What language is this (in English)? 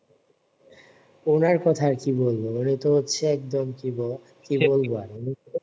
Bangla